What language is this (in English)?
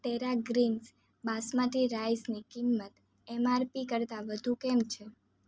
Gujarati